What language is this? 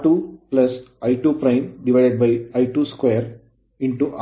Kannada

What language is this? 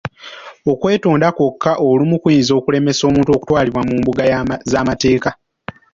Ganda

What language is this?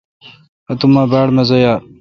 Kalkoti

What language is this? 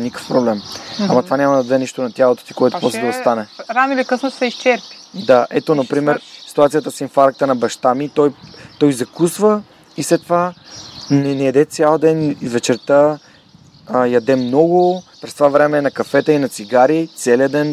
Bulgarian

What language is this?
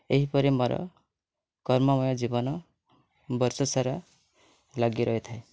Odia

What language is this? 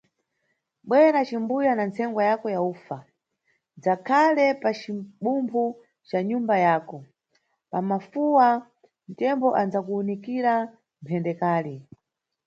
Nyungwe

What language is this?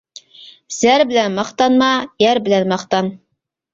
Uyghur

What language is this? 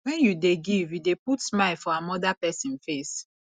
Nigerian Pidgin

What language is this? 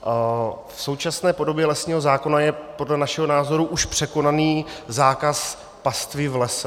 Czech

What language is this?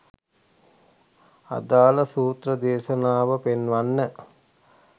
Sinhala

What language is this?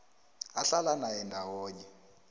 South Ndebele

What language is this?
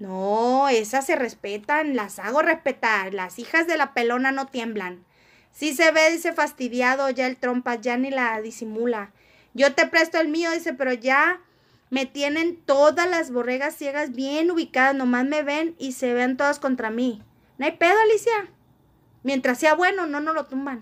Spanish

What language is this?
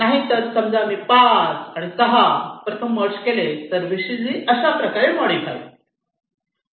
Marathi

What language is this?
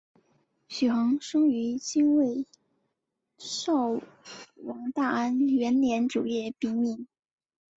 Chinese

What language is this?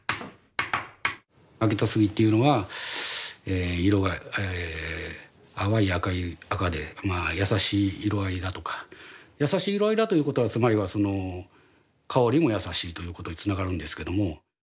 Japanese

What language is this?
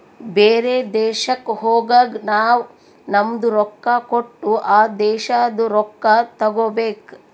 Kannada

